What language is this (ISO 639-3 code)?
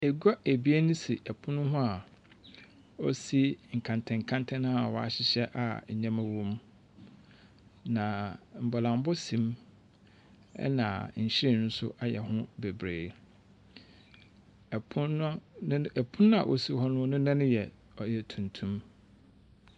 aka